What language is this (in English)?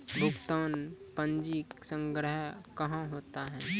Maithili